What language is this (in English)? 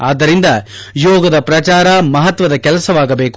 Kannada